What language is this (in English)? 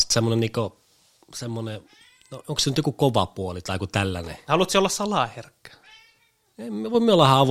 Finnish